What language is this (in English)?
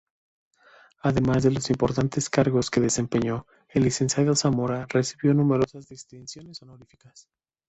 Spanish